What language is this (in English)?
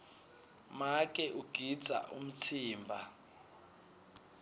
Swati